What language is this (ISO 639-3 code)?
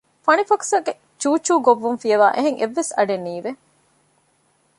div